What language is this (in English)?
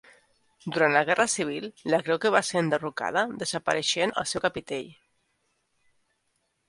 Catalan